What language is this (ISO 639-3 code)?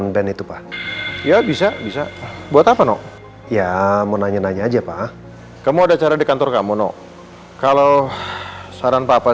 ind